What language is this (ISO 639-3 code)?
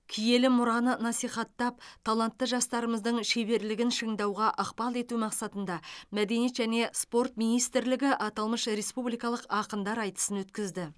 kaz